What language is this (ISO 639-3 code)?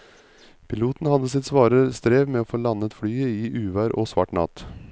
nor